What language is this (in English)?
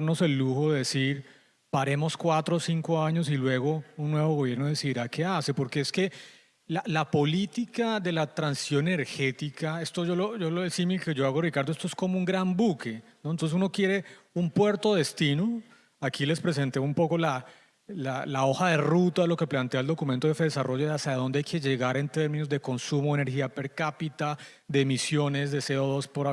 Spanish